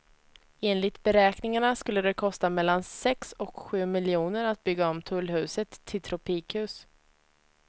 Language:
Swedish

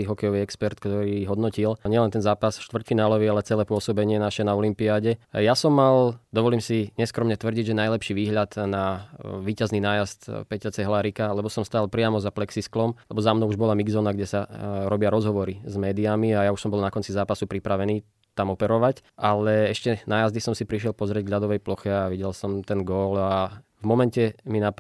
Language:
Slovak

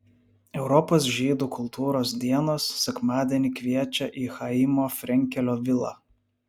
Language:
Lithuanian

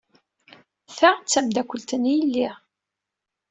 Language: Kabyle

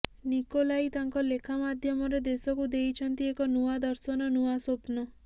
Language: Odia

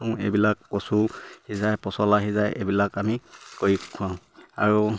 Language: Assamese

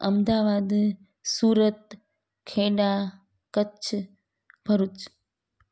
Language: Sindhi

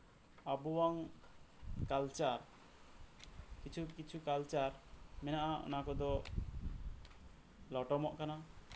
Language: Santali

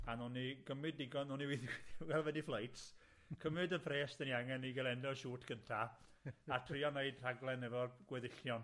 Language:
Welsh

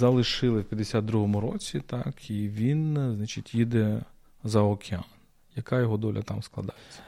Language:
Ukrainian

